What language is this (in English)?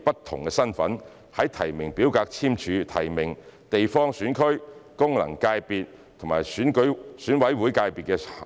Cantonese